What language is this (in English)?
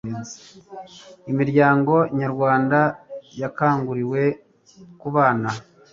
Kinyarwanda